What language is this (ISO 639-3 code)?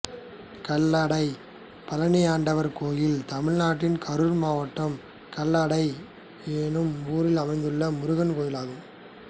tam